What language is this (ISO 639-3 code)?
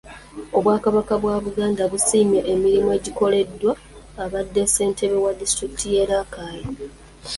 lug